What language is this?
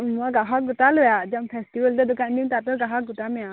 Assamese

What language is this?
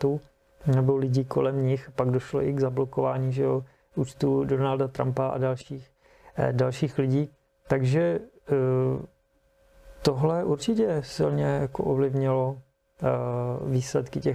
Czech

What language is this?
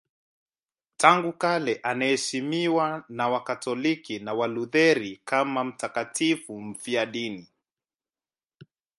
Swahili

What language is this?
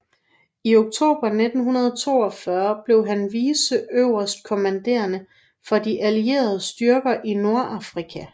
Danish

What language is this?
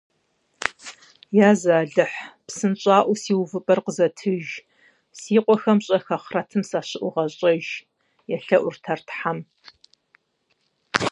Kabardian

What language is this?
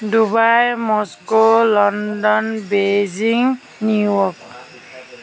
Assamese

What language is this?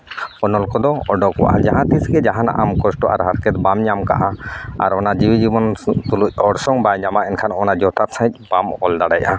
Santali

